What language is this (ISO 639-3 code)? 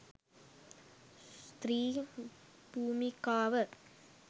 sin